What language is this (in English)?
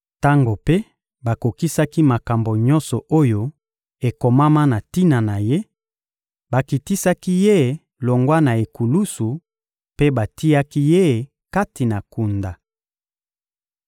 Lingala